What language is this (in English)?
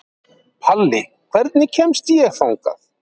Icelandic